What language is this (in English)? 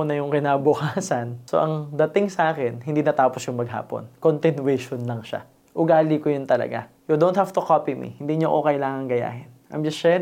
Filipino